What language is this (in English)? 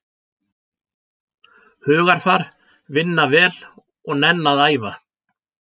Icelandic